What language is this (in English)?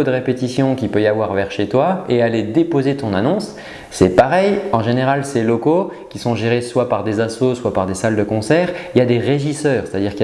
French